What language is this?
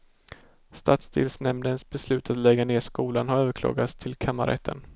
Swedish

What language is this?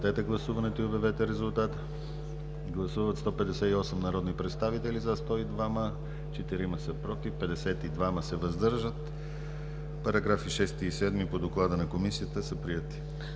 Bulgarian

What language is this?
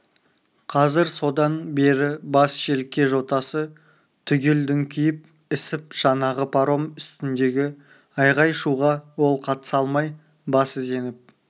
Kazakh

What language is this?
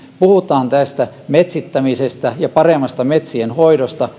Finnish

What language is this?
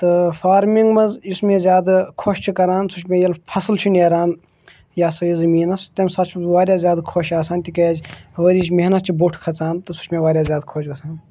Kashmiri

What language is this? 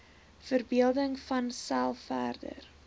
Afrikaans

